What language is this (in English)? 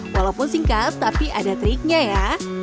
Indonesian